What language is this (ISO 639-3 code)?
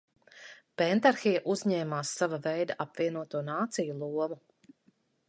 lav